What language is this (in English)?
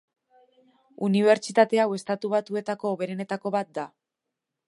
Basque